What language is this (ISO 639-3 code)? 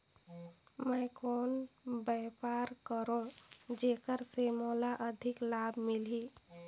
hne